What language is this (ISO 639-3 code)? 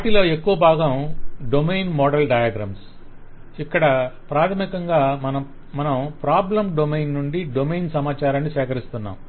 tel